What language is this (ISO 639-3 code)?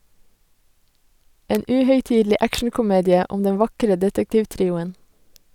nor